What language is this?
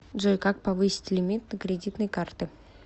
Russian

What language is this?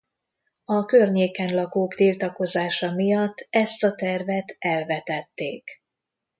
Hungarian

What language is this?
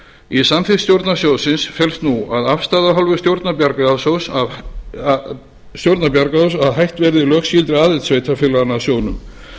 Icelandic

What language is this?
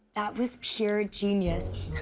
English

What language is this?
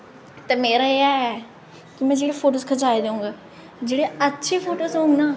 Dogri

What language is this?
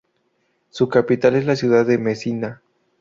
Spanish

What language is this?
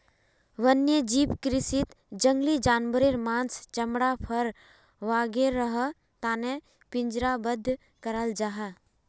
Magahi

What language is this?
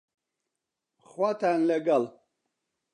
Central Kurdish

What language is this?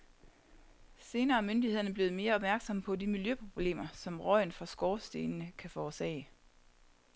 Danish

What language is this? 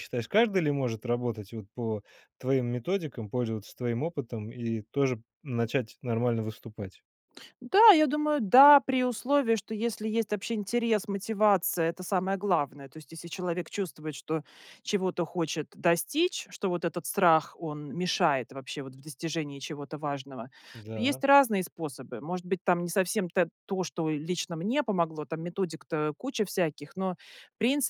Russian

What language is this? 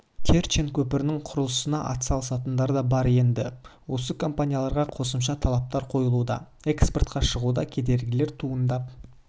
Kazakh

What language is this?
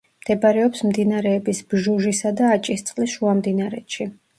Georgian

